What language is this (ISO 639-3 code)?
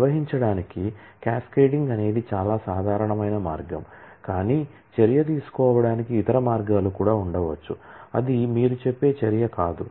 tel